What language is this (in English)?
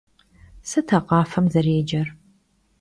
Kabardian